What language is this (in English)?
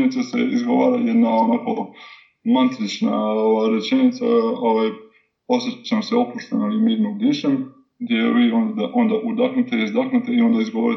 Croatian